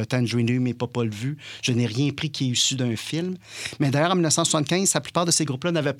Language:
French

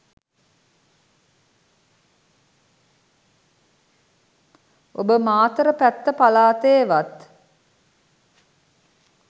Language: Sinhala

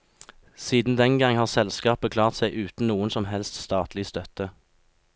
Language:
Norwegian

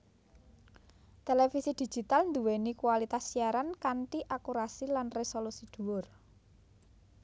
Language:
Javanese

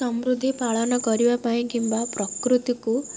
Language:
Odia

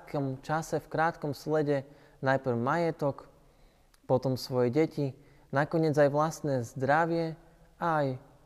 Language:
Slovak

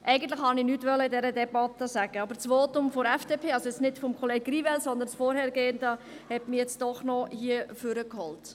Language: Swiss German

